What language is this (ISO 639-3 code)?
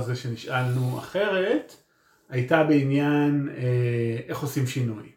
heb